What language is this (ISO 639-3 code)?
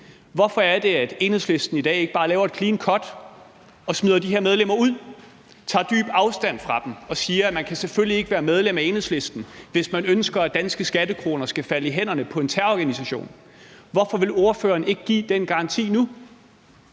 dan